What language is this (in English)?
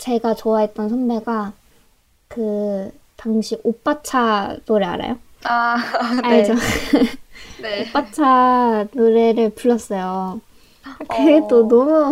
Korean